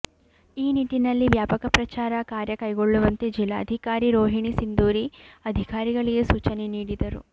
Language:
Kannada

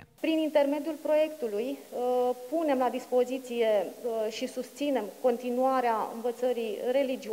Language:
Romanian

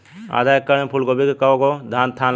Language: Bhojpuri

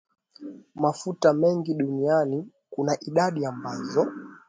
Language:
Swahili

